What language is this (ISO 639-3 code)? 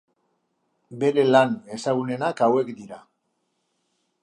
eus